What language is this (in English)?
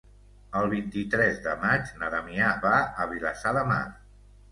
Catalan